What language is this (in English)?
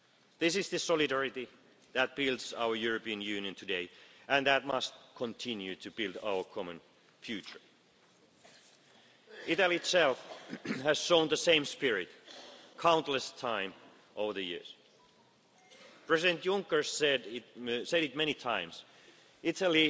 English